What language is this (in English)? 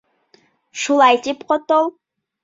Bashkir